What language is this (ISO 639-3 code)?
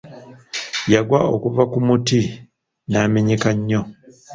lug